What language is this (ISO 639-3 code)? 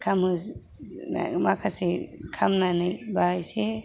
brx